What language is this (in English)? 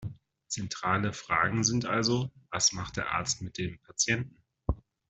German